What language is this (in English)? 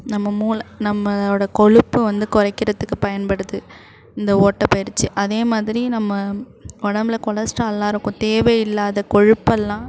Tamil